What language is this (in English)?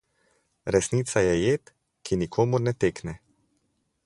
Slovenian